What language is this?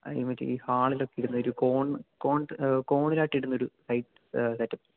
Malayalam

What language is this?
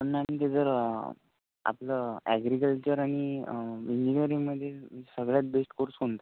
Marathi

